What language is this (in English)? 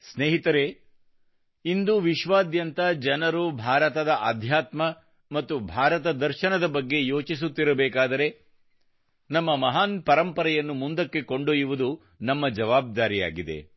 Kannada